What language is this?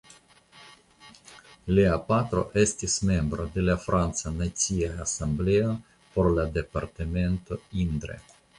Esperanto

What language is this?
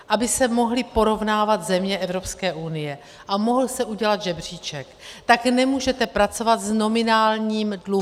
Czech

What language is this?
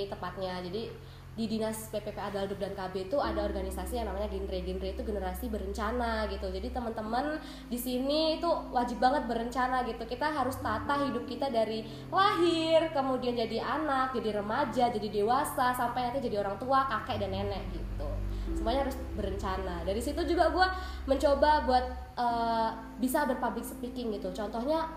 Indonesian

